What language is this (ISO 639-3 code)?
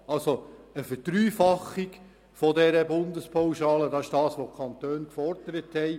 gsw